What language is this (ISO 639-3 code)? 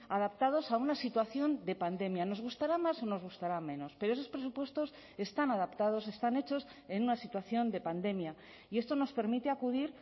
spa